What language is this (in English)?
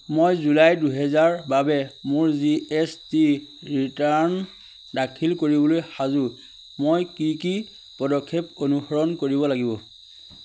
Assamese